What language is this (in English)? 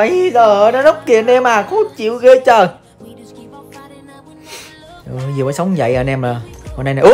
Vietnamese